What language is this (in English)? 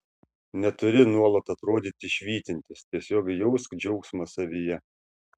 Lithuanian